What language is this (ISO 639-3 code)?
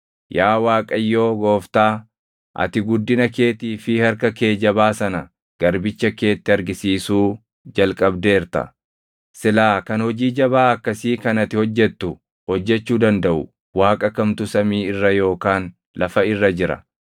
orm